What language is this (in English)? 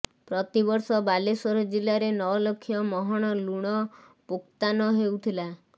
Odia